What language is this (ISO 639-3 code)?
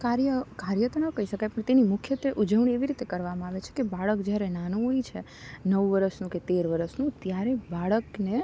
guj